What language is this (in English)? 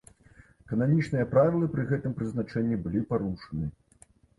Belarusian